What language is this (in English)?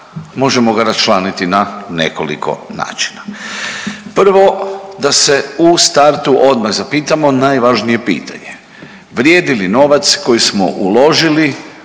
Croatian